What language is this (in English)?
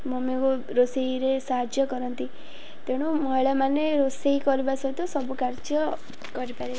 Odia